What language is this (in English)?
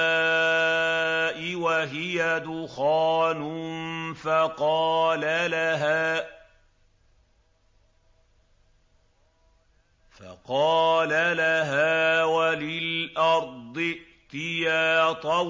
Arabic